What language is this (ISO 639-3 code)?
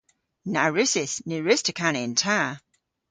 cor